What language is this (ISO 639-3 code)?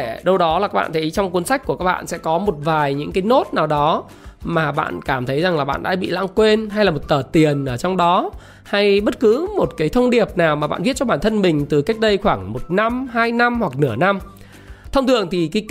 vie